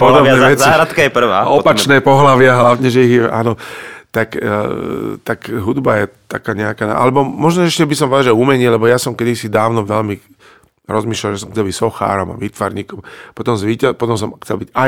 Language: Slovak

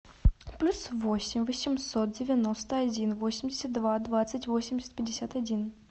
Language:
Russian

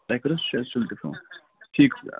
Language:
Kashmiri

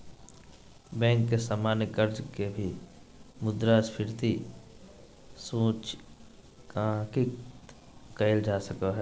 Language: Magahi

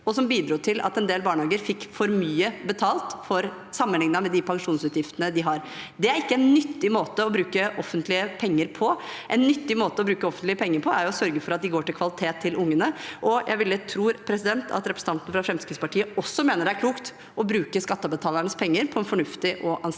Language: Norwegian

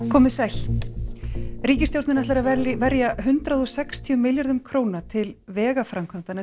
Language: Icelandic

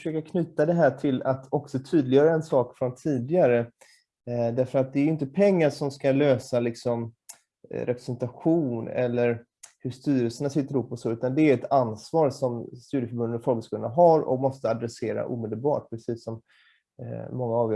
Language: Swedish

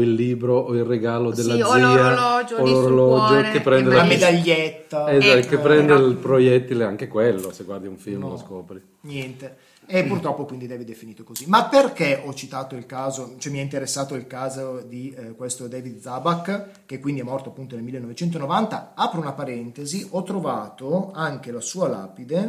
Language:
Italian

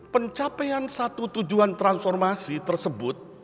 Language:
Indonesian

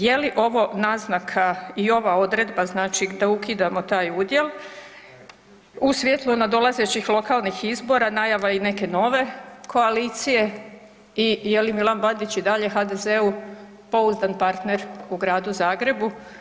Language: Croatian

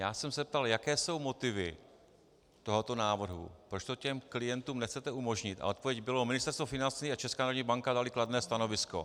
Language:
Czech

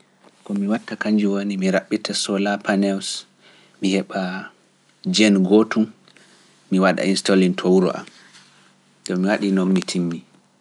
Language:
Pular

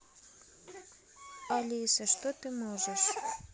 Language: Russian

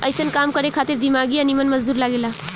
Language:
Bhojpuri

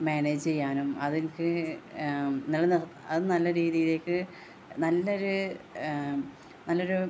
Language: Malayalam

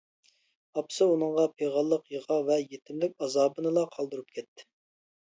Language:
Uyghur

